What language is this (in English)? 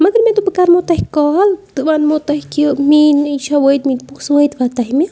Kashmiri